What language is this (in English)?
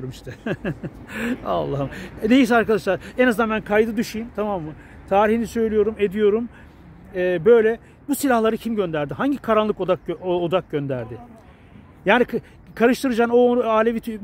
Turkish